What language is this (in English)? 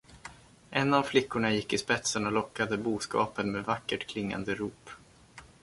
Swedish